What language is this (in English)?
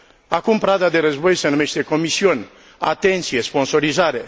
Romanian